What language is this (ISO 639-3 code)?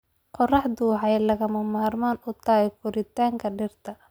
som